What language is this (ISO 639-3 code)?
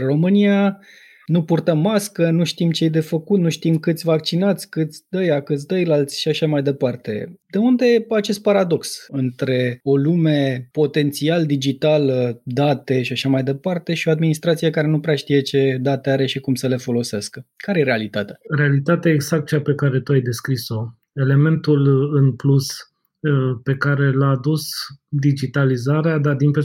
ron